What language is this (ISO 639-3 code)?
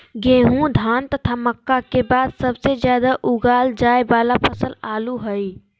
mag